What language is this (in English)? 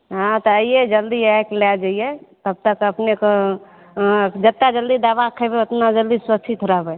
Maithili